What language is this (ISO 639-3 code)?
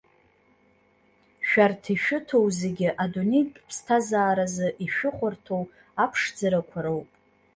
abk